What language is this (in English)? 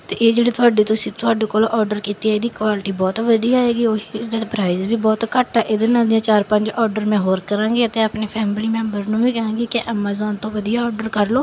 Punjabi